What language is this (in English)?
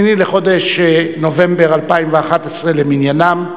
Hebrew